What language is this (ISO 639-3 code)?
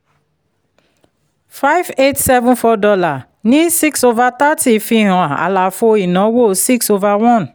yor